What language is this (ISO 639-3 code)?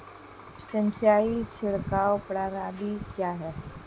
hin